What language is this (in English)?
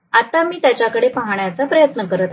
Marathi